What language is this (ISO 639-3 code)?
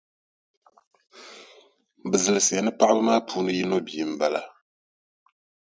dag